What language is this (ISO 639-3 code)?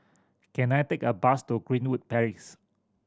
eng